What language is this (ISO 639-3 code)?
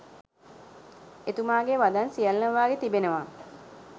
sin